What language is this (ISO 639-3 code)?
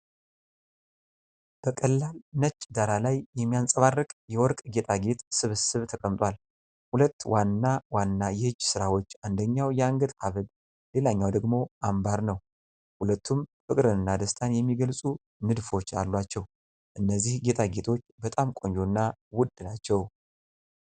amh